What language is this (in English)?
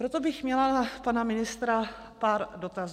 Czech